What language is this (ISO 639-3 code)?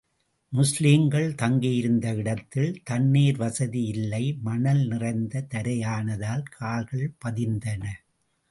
tam